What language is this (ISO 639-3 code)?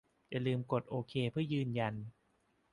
tha